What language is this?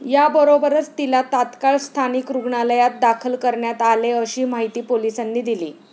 Marathi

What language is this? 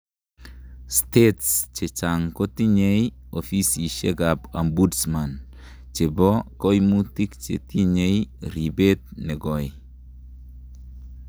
Kalenjin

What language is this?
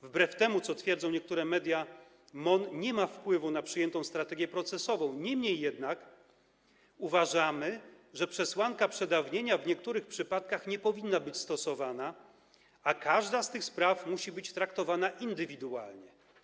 Polish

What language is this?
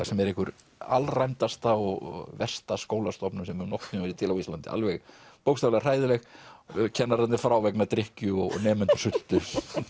Icelandic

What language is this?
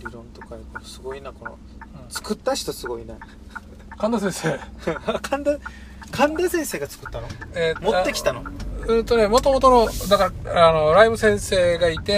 Japanese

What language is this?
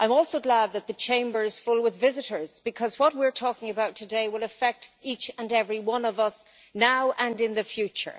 English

